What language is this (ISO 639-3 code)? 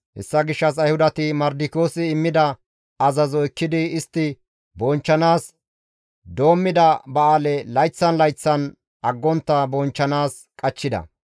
gmv